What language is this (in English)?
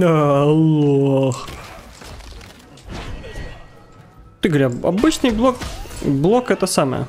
Russian